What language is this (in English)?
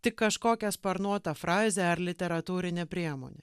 Lithuanian